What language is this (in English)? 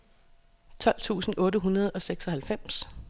Danish